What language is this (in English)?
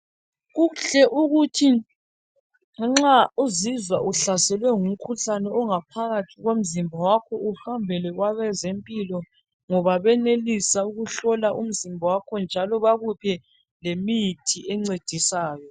North Ndebele